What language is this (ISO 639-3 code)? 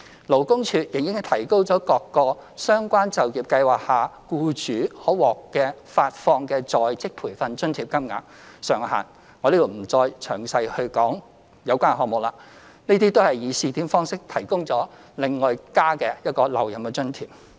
yue